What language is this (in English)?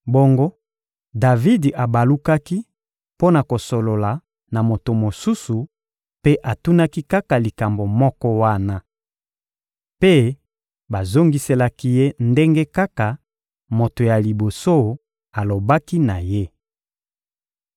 Lingala